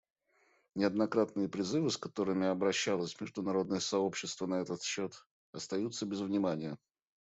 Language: Russian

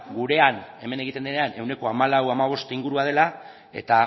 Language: Basque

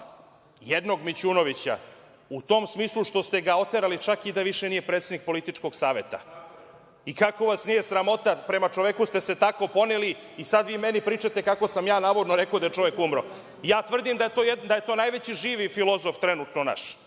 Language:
Serbian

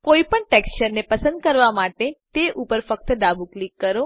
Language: Gujarati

